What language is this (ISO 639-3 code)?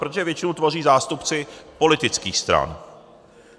ces